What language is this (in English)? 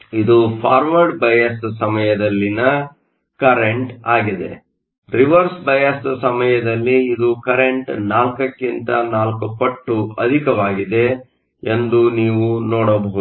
Kannada